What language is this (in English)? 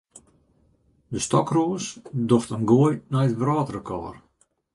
Western Frisian